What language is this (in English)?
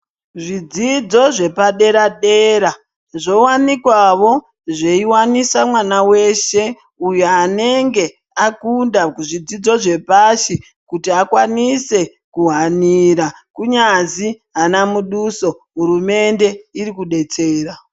Ndau